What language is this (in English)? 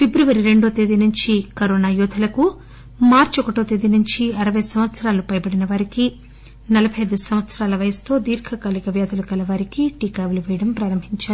Telugu